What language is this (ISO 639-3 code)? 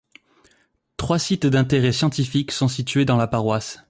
fra